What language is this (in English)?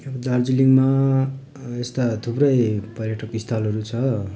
Nepali